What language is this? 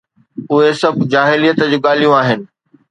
Sindhi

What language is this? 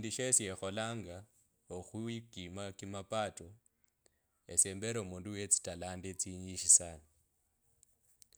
Kabras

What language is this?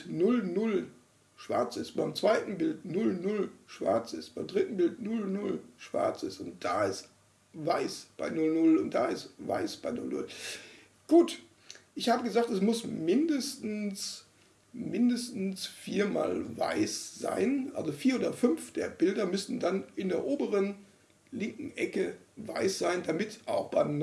German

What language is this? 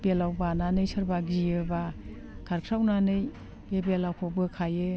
Bodo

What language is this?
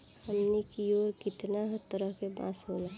Bhojpuri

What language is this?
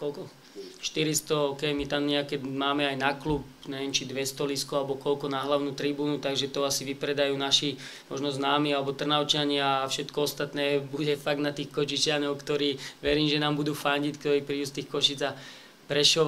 Slovak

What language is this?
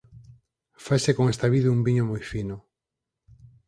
Galician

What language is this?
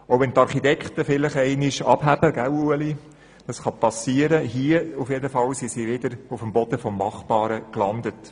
Swiss German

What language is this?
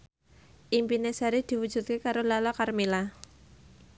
Javanese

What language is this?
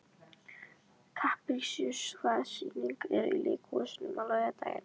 Icelandic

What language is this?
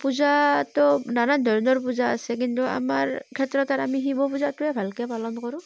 Assamese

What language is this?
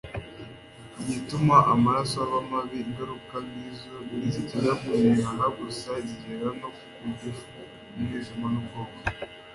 Kinyarwanda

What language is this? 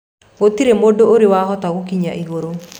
Kikuyu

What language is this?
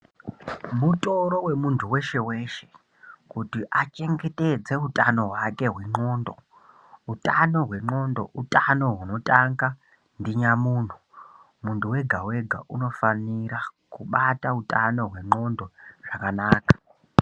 Ndau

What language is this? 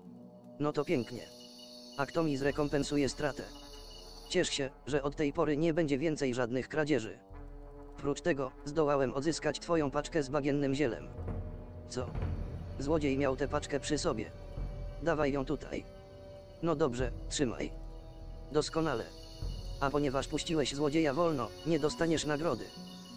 Polish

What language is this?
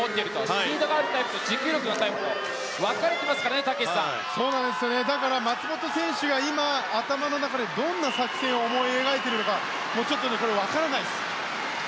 Japanese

